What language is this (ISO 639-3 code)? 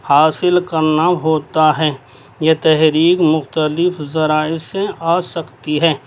urd